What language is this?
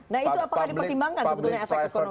Indonesian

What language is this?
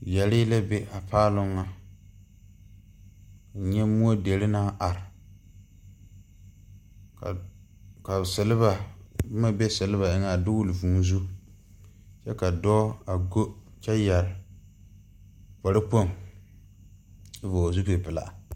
Southern Dagaare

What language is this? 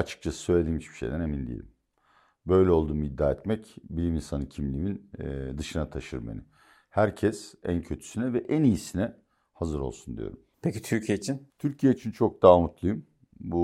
Turkish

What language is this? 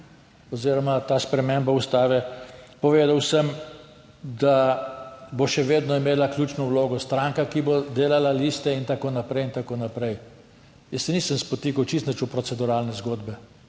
Slovenian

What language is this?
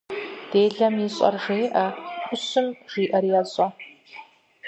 Kabardian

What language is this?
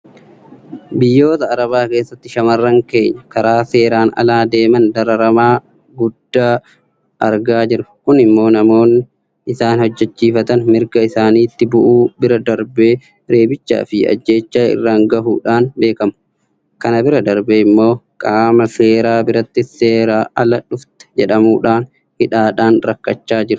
Oromo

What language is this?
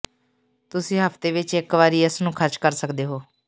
Punjabi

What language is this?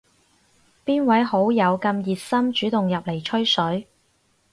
Cantonese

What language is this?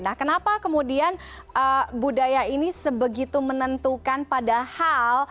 Indonesian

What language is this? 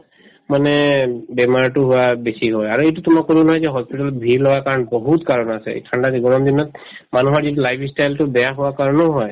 Assamese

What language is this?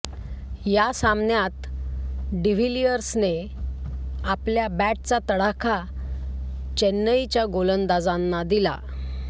Marathi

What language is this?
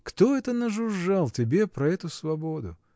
Russian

